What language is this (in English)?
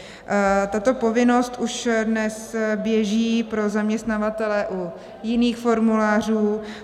Czech